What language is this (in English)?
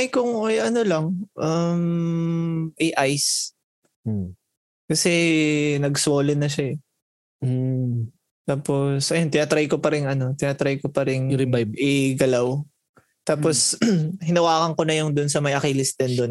Filipino